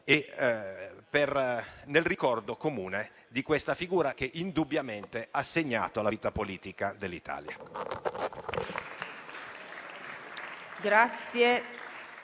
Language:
Italian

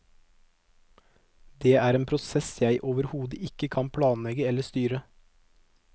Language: Norwegian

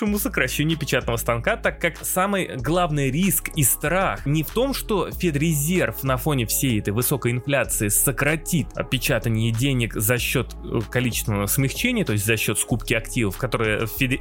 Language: Russian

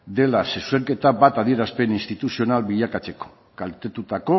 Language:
Basque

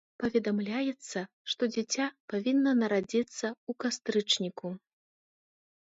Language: Belarusian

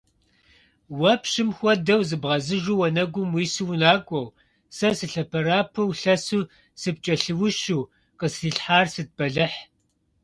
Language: Kabardian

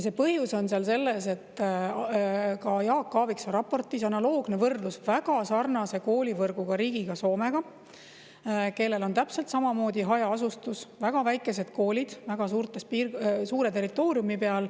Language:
Estonian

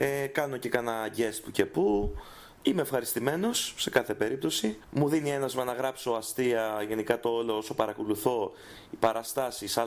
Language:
Greek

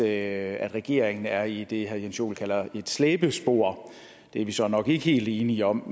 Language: Danish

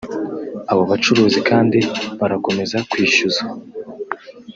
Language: Kinyarwanda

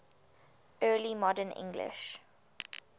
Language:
English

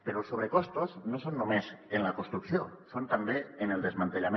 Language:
Catalan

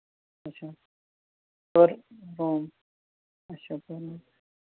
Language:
Kashmiri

